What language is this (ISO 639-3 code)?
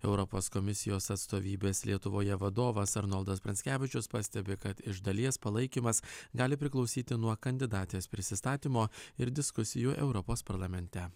lit